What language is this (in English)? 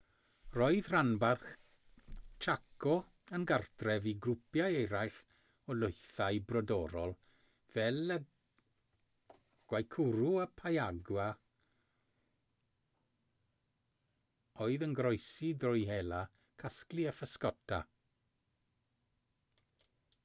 Welsh